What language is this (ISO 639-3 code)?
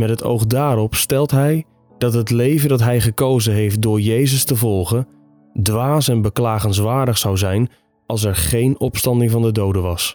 nld